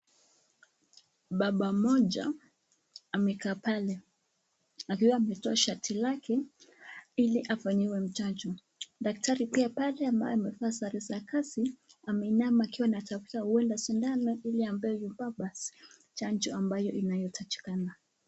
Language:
Swahili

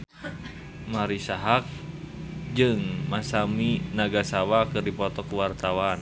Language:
Sundanese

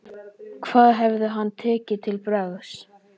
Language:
Icelandic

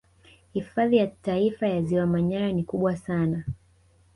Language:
Swahili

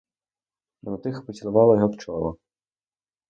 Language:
Ukrainian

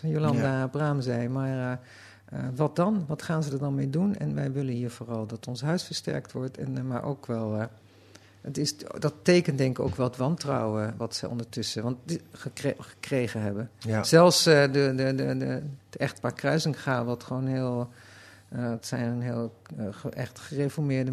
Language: Dutch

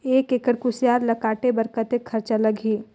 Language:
Chhattisgarhi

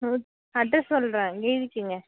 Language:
Tamil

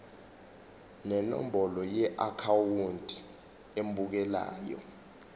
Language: Zulu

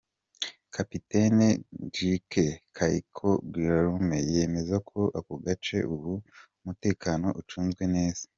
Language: Kinyarwanda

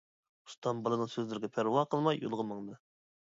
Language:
Uyghur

